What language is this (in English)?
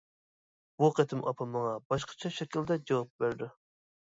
Uyghur